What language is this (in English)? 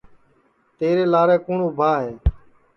Sansi